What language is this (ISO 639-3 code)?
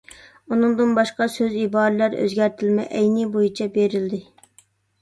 uig